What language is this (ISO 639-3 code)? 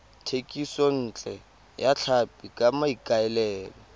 tsn